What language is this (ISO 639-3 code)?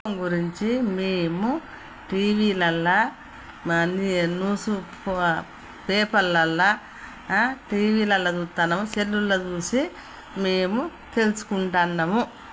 tel